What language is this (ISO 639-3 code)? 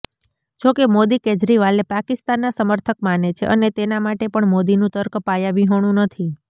guj